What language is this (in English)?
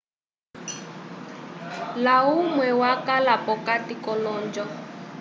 Umbundu